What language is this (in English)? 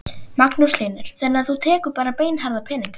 Icelandic